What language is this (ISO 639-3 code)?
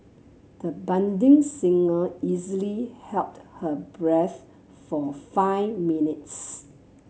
eng